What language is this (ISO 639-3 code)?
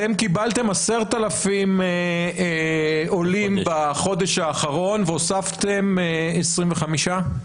heb